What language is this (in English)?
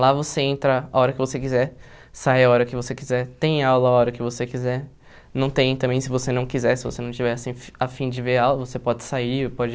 Portuguese